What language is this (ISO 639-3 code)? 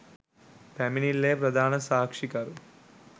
sin